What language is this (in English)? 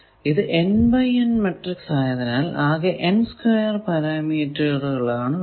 Malayalam